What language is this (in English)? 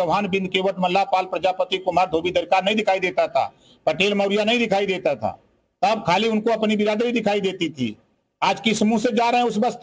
Hindi